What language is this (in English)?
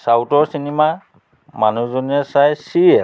Assamese